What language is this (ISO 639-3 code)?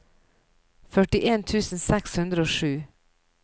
nor